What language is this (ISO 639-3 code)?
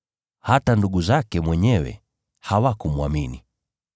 swa